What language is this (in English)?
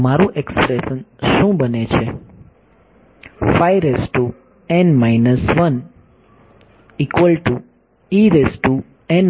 Gujarati